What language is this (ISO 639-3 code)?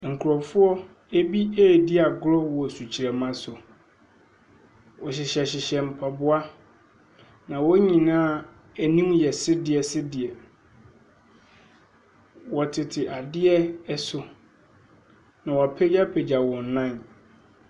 aka